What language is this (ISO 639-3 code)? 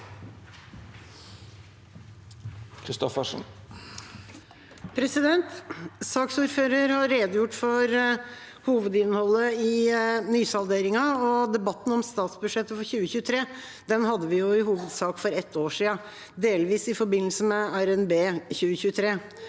nor